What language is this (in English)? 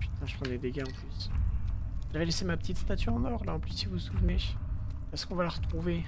French